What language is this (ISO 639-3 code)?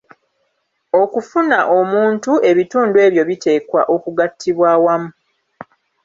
lug